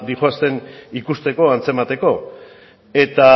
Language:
Basque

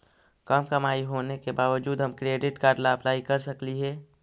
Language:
Magahi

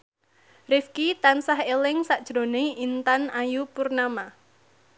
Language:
Javanese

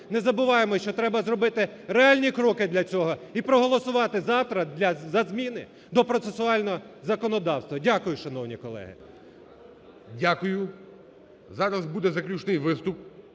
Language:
Ukrainian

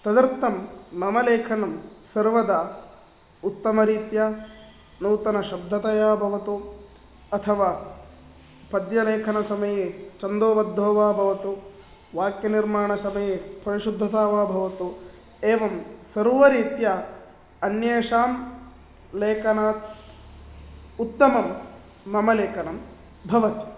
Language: Sanskrit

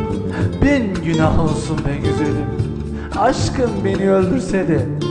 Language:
Turkish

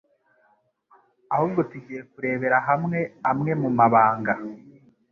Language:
Kinyarwanda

